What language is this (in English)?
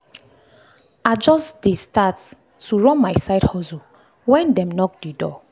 Nigerian Pidgin